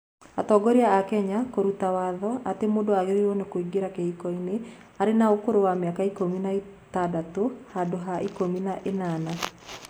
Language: Kikuyu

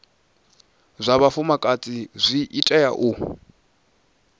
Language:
Venda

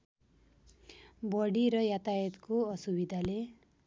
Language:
Nepali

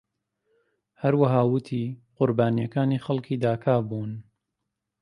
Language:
Central Kurdish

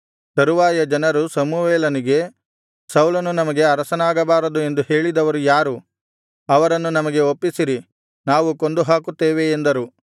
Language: Kannada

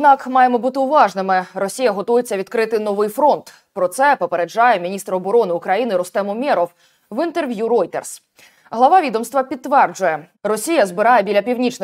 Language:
Ukrainian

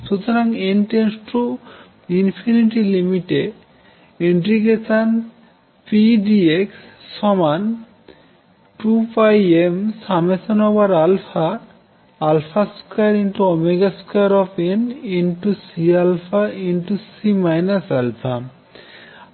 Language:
Bangla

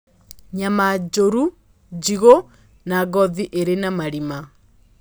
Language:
Kikuyu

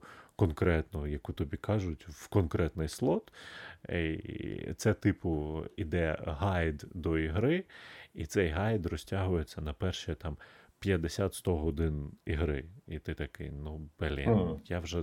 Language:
Ukrainian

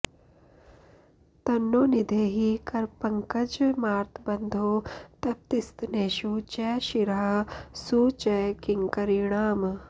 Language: Sanskrit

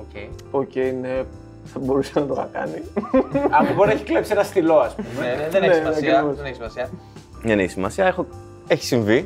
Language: Greek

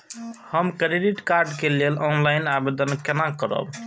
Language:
Maithili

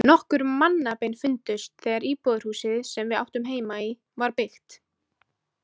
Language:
Icelandic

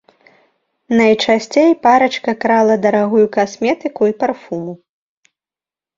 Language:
Belarusian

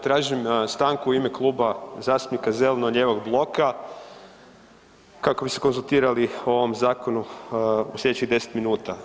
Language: Croatian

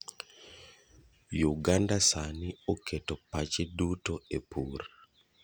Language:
Luo (Kenya and Tanzania)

